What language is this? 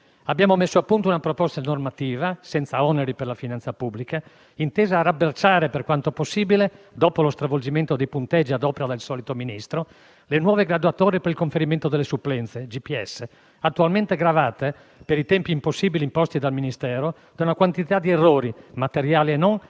Italian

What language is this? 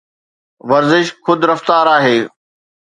Sindhi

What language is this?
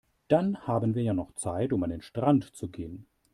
German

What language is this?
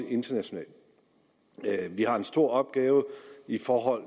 Danish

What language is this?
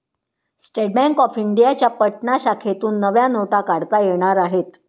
Marathi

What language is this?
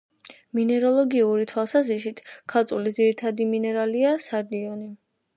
Georgian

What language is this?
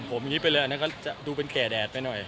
Thai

